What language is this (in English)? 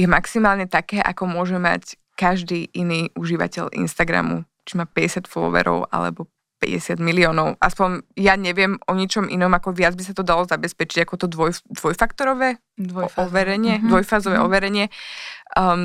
Slovak